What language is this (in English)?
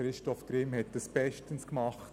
Swiss German